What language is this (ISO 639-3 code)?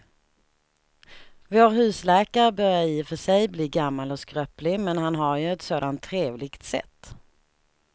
swe